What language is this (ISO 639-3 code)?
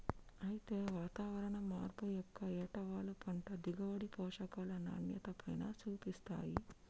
tel